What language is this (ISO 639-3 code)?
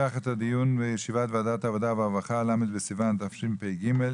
heb